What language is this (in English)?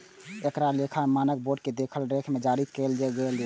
Maithili